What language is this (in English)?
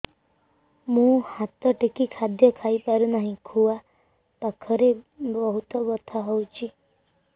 Odia